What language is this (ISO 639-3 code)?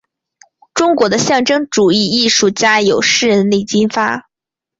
zho